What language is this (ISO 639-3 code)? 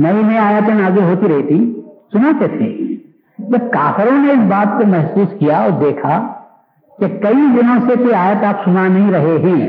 urd